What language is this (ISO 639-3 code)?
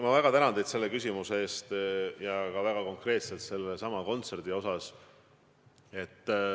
est